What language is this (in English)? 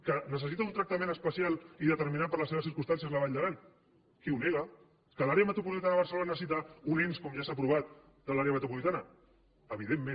Catalan